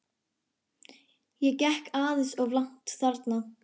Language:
Icelandic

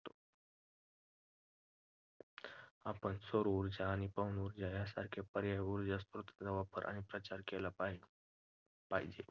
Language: Marathi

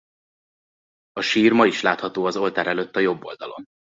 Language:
Hungarian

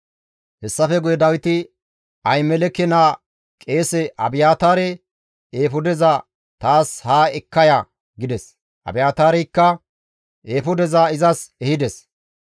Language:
Gamo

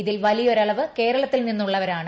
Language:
Malayalam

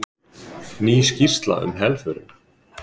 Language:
Icelandic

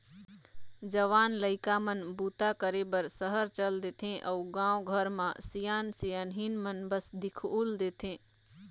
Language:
Chhattisgarhi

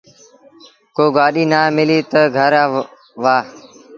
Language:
Sindhi Bhil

